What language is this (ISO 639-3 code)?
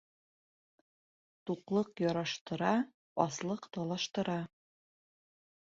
bak